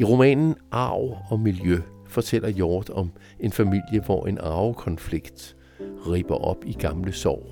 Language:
Danish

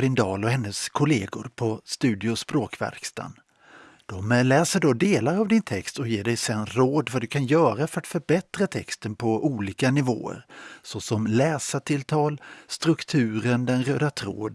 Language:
Swedish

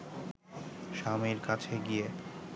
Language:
Bangla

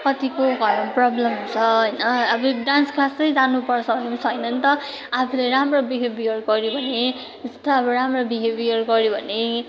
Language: Nepali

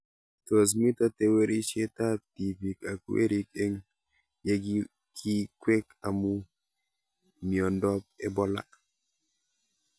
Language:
Kalenjin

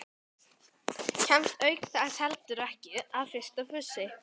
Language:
Icelandic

